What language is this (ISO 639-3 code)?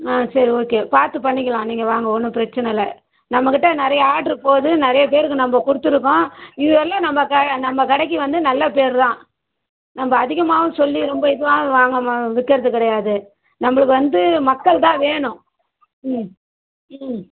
tam